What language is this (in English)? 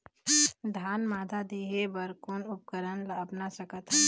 Chhattisgarhi